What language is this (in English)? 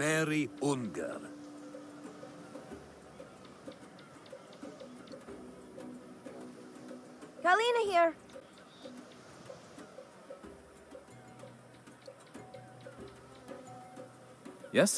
Hungarian